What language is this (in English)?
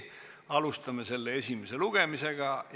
Estonian